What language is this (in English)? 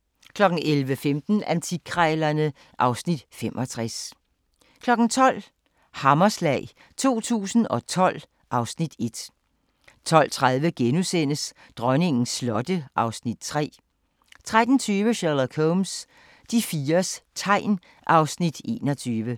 Danish